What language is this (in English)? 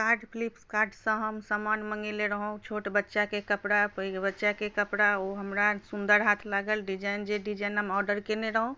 Maithili